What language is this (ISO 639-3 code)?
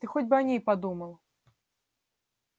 rus